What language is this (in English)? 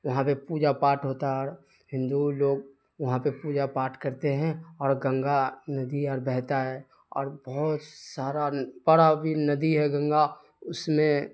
Urdu